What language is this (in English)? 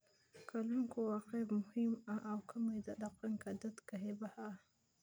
Somali